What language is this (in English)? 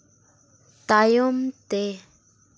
Santali